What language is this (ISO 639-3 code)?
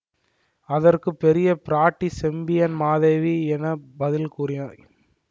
tam